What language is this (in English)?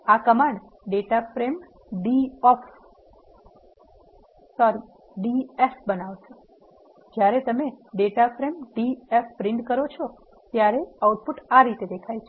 Gujarati